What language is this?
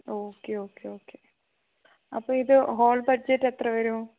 Malayalam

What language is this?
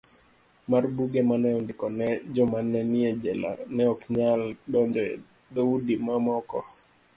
Luo (Kenya and Tanzania)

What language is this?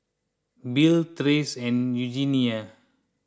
English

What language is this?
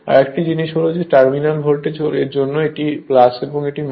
Bangla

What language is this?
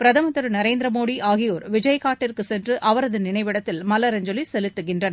Tamil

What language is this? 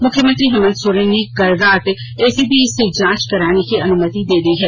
Hindi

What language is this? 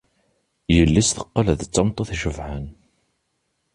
Kabyle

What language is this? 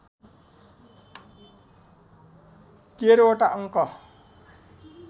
Nepali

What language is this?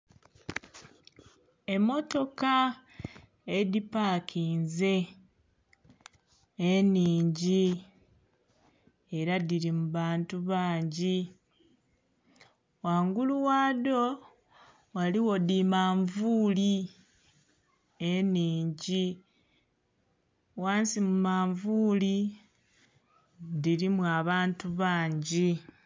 Soga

